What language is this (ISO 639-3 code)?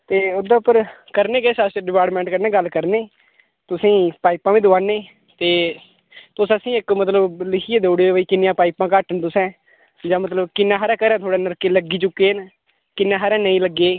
doi